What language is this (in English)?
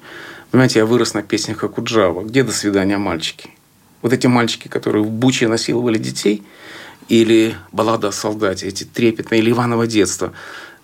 Russian